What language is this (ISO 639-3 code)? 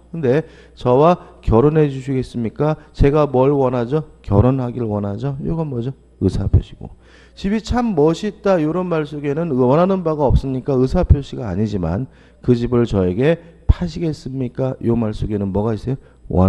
kor